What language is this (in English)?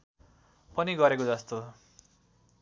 Nepali